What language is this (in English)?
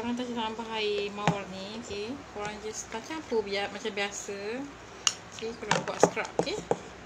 Malay